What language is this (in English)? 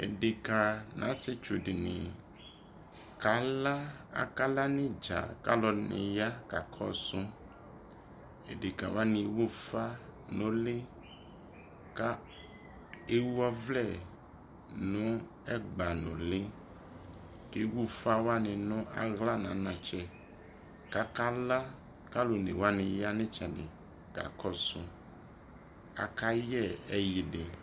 Ikposo